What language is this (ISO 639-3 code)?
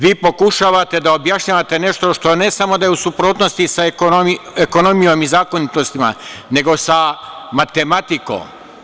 srp